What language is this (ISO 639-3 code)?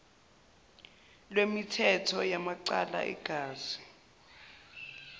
zul